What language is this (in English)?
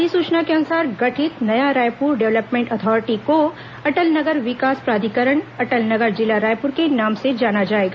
Hindi